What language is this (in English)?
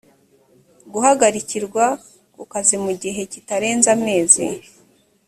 Kinyarwanda